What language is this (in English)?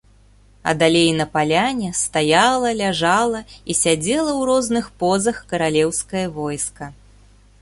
Belarusian